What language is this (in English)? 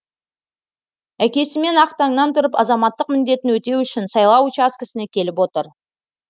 Kazakh